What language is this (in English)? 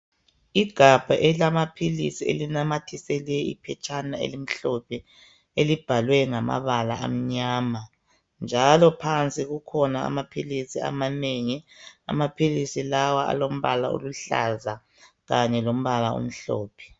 North Ndebele